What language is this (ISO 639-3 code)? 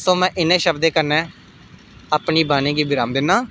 doi